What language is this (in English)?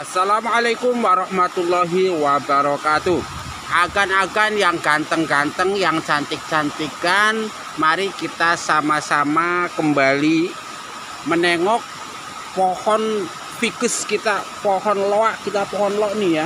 Indonesian